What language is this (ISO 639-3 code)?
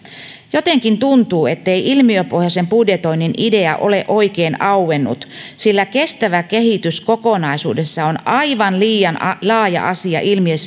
fin